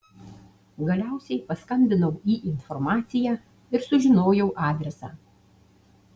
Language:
Lithuanian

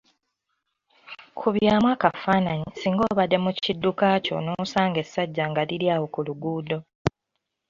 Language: Ganda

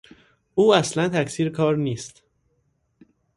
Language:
Persian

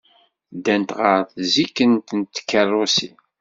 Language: Kabyle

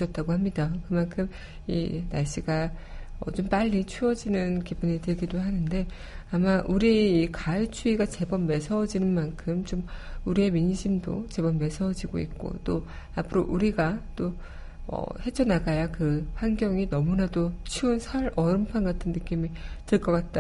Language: Korean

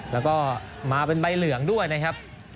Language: Thai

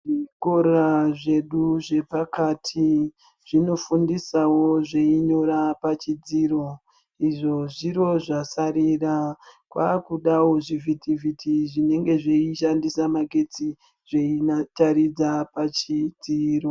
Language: Ndau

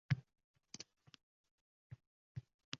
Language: Uzbek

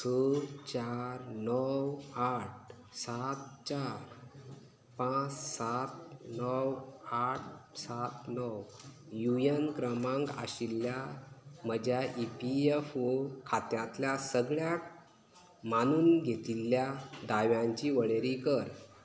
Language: Konkani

